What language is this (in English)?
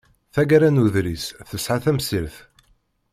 Kabyle